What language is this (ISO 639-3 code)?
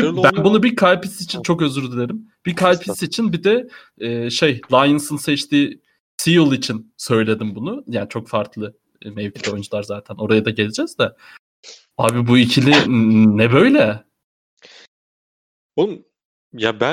tur